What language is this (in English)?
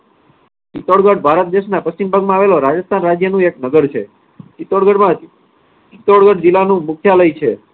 Gujarati